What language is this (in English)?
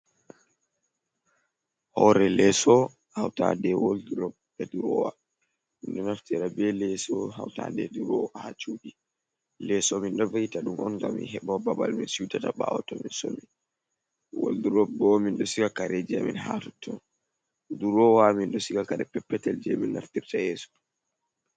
Fula